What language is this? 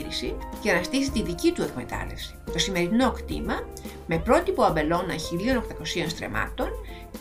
Greek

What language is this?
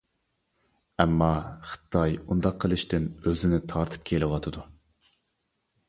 Uyghur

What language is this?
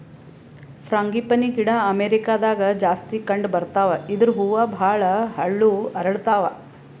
Kannada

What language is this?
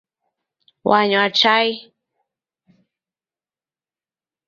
Taita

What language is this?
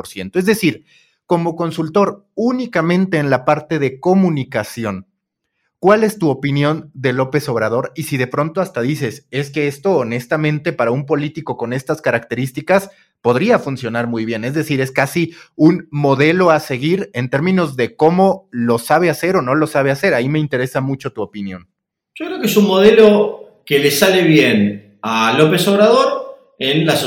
Spanish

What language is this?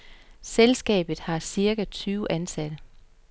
Danish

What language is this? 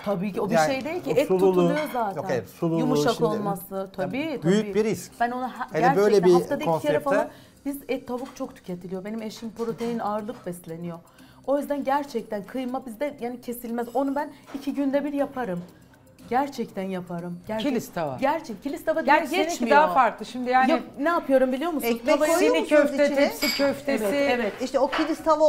Turkish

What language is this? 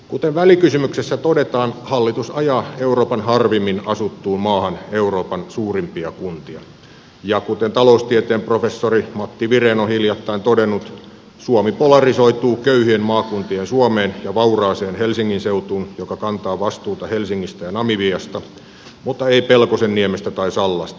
Finnish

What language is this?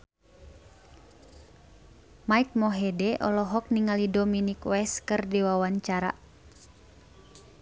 Sundanese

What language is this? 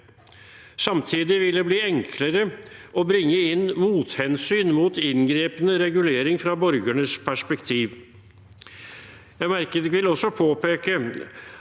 Norwegian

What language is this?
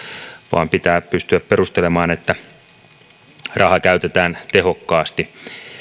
Finnish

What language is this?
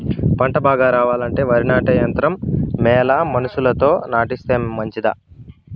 Telugu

